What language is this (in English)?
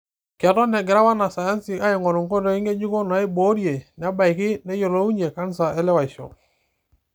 Masai